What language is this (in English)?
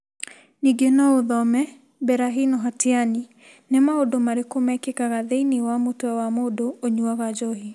Kikuyu